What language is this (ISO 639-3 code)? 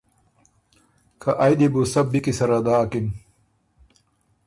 oru